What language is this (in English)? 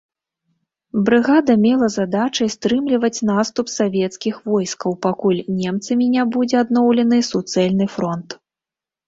Belarusian